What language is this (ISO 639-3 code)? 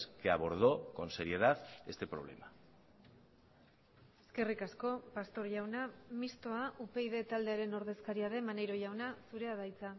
eus